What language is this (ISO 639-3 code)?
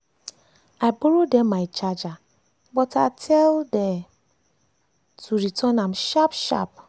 pcm